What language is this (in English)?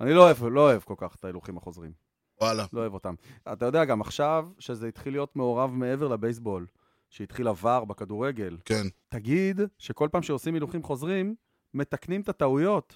Hebrew